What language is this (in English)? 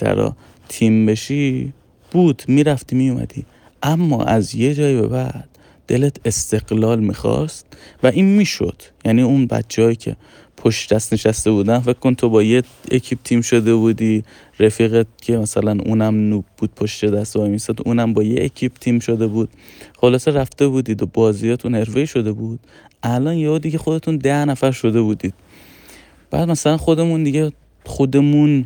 Persian